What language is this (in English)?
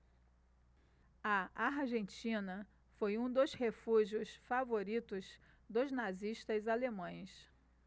Portuguese